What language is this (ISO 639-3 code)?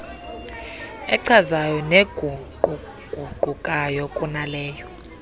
xho